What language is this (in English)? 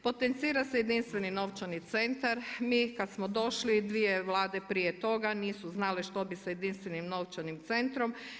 Croatian